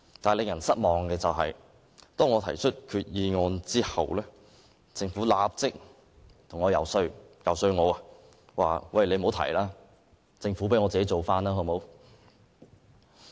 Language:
Cantonese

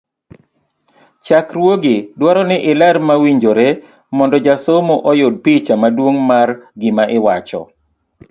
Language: Luo (Kenya and Tanzania)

